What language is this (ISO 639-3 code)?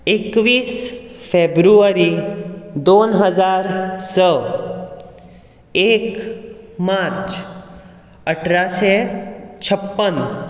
kok